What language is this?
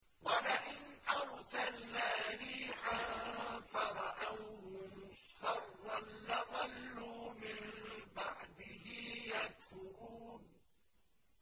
Arabic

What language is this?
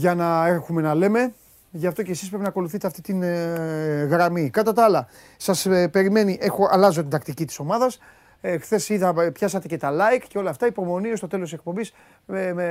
Greek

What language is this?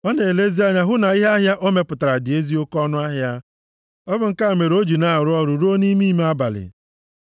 Igbo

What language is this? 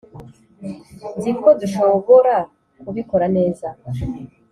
Kinyarwanda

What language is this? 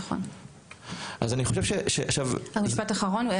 Hebrew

